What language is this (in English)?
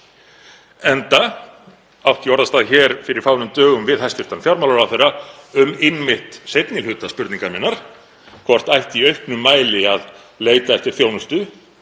Icelandic